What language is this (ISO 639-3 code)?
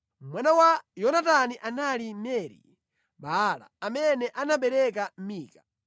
nya